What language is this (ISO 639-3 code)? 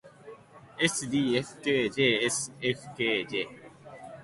jpn